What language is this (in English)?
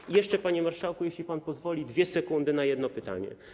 Polish